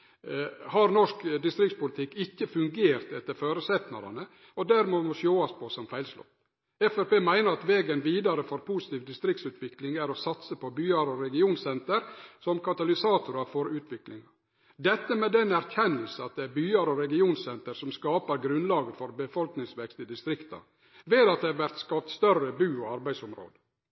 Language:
Norwegian Nynorsk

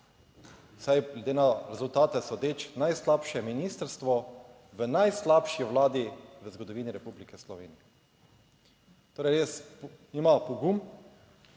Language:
Slovenian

